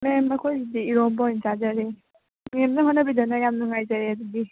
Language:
Manipuri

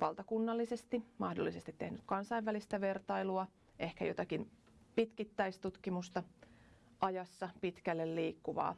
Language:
Finnish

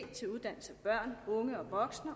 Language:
Danish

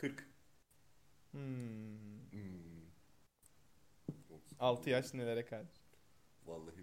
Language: Turkish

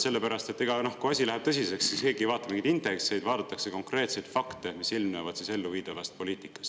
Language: Estonian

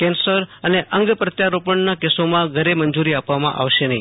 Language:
Gujarati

